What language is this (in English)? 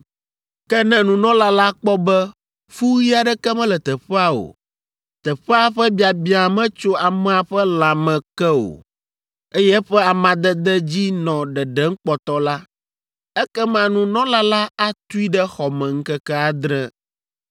Ewe